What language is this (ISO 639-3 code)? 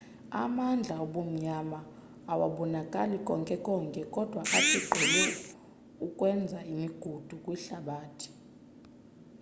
xho